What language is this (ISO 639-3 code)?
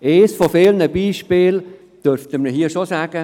gsw